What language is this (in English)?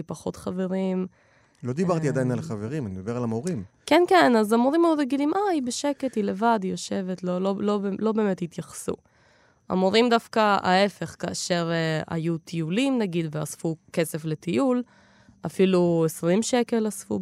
Hebrew